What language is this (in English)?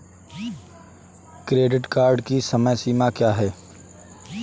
Hindi